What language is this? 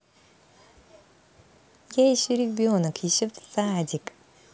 Russian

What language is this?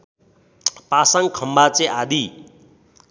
Nepali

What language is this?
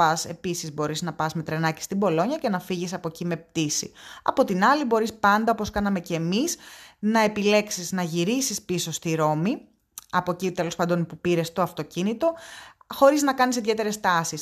Greek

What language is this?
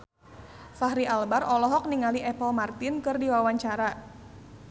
Sundanese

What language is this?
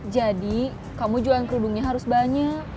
Indonesian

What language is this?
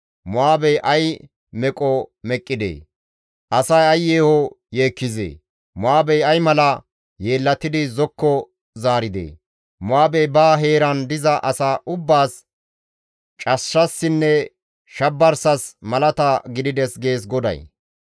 Gamo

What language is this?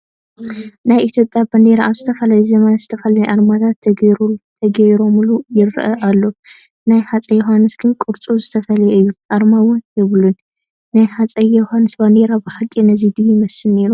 Tigrinya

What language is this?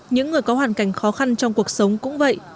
Vietnamese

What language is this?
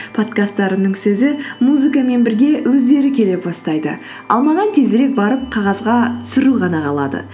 Kazakh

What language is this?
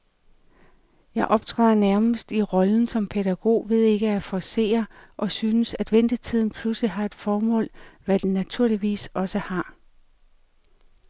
Danish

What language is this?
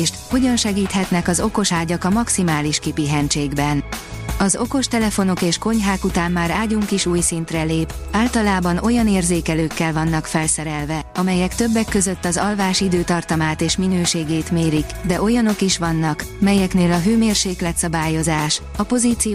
Hungarian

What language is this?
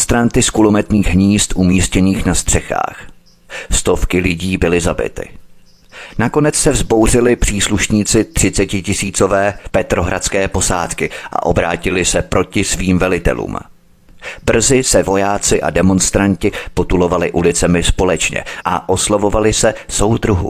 Czech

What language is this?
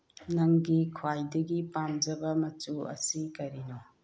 Manipuri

